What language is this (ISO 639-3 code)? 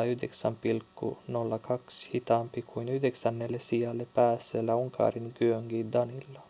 fin